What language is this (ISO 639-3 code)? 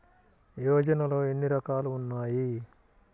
tel